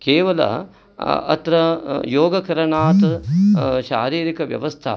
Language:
Sanskrit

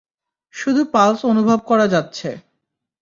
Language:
Bangla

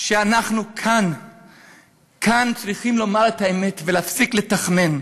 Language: Hebrew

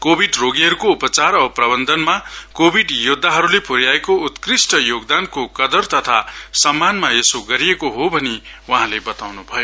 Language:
Nepali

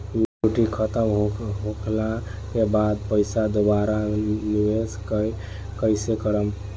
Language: Bhojpuri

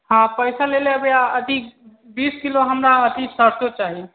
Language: Maithili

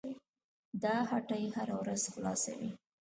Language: Pashto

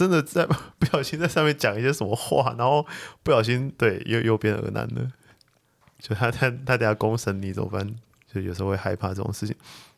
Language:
Chinese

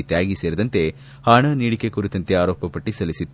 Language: Kannada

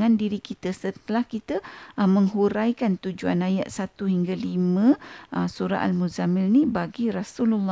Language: Malay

